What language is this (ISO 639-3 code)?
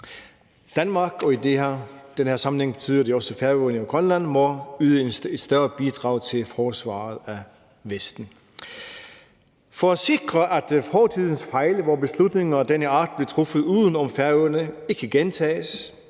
dan